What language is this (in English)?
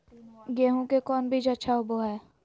Magahi